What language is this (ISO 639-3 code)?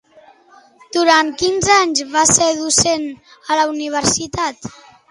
cat